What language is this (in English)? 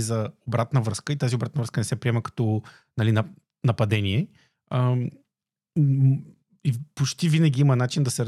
Bulgarian